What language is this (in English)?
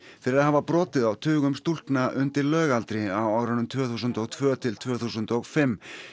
Icelandic